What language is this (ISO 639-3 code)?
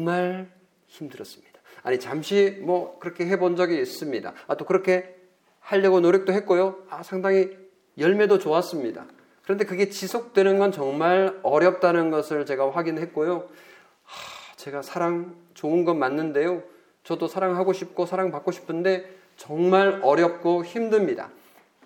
kor